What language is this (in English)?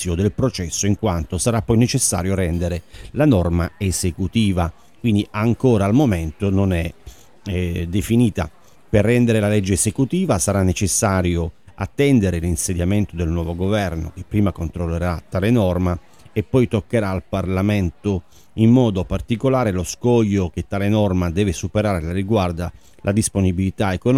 Italian